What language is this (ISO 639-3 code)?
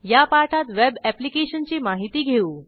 mar